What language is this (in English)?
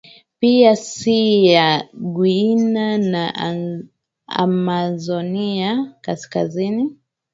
Swahili